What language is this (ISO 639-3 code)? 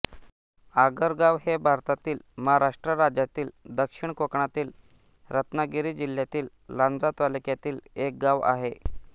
mar